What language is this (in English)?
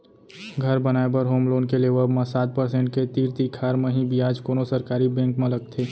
Chhattisgarhi